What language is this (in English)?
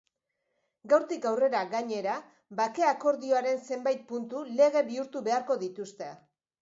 Basque